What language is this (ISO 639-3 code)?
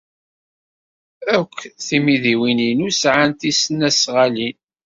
kab